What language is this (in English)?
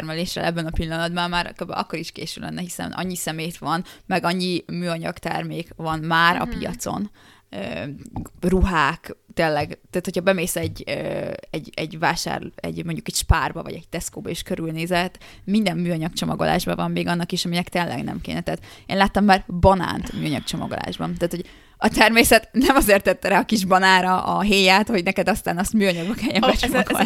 Hungarian